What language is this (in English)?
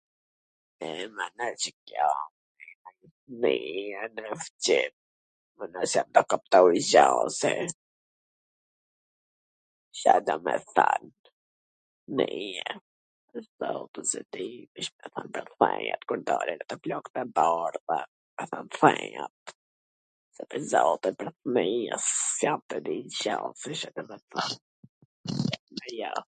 Gheg Albanian